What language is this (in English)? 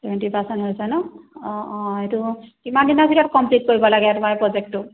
Assamese